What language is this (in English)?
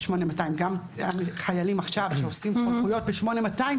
Hebrew